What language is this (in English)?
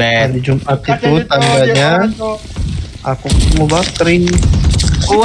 Indonesian